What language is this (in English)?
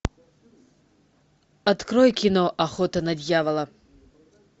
Russian